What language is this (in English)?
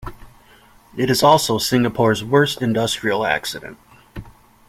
English